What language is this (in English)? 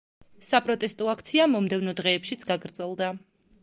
Georgian